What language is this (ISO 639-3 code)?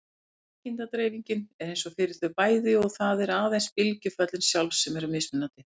isl